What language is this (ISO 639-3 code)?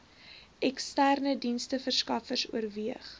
afr